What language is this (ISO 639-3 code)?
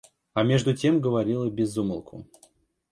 rus